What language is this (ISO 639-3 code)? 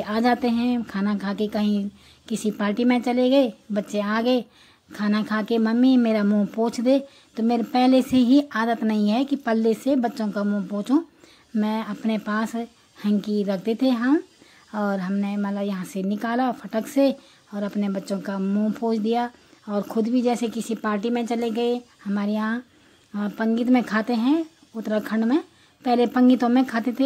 hin